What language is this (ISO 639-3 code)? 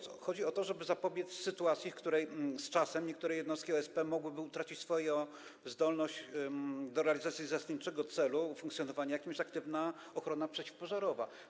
pol